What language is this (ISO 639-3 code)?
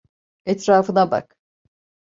tur